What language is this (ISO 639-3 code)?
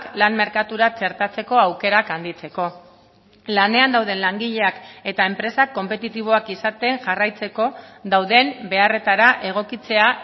eus